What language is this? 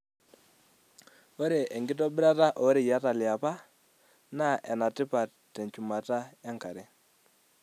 Masai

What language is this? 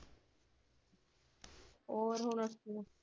Punjabi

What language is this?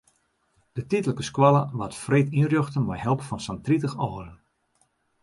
Western Frisian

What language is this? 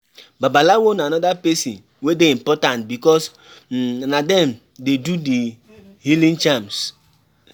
Nigerian Pidgin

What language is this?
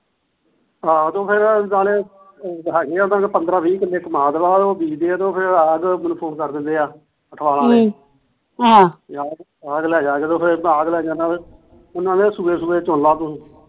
Punjabi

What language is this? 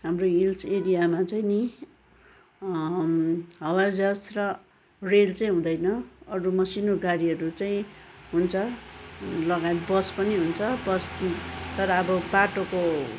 Nepali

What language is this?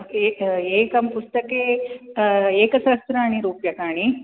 Sanskrit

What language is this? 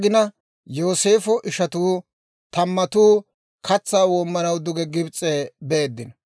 Dawro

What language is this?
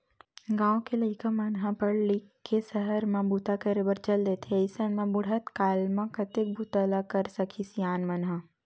Chhattisgarhi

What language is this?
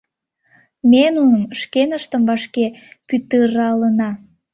Mari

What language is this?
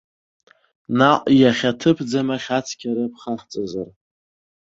Abkhazian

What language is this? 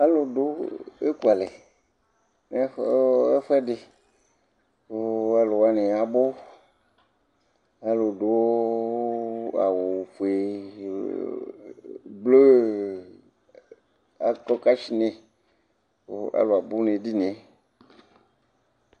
Ikposo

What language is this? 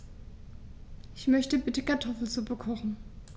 German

